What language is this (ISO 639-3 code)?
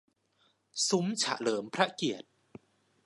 tha